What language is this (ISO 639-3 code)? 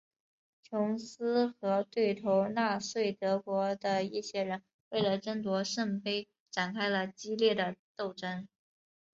zho